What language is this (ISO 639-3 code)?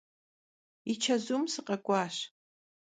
kbd